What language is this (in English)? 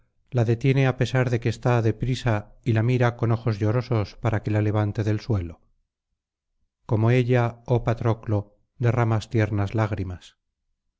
Spanish